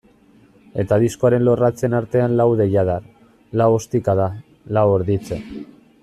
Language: Basque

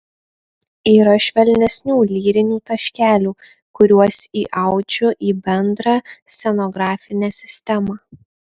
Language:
Lithuanian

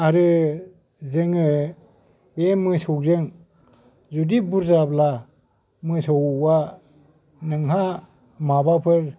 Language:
Bodo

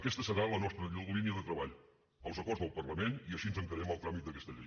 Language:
Catalan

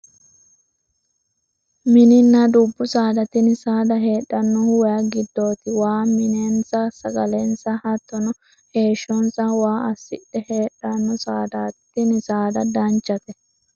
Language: Sidamo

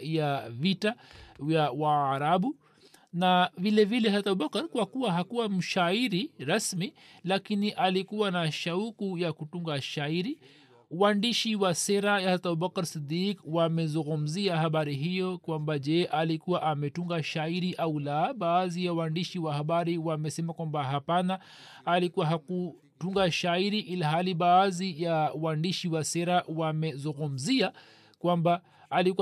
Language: Swahili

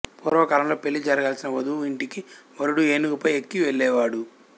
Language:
Telugu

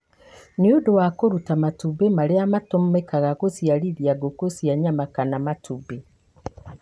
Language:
Kikuyu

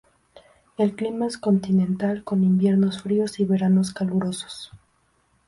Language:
Spanish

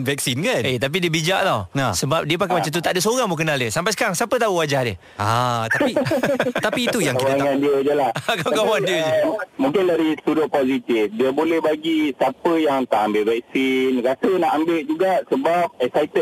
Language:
Malay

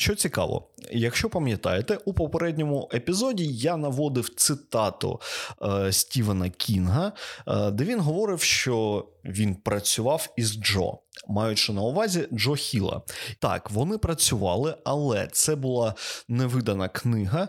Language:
Ukrainian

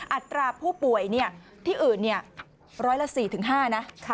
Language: Thai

